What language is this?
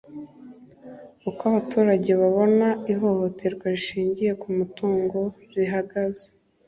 Kinyarwanda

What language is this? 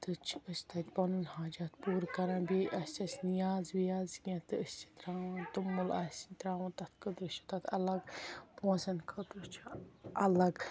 Kashmiri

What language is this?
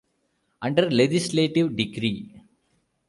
English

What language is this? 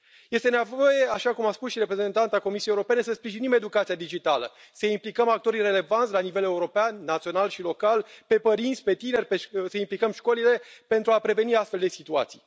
Romanian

